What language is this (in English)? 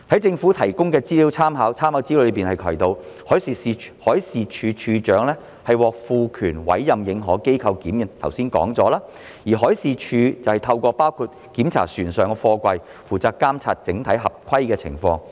Cantonese